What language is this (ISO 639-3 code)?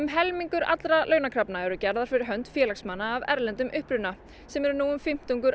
isl